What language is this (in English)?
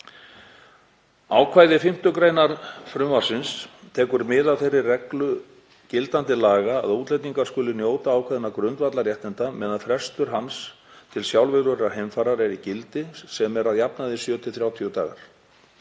Icelandic